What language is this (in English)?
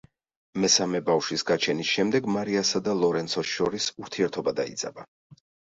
Georgian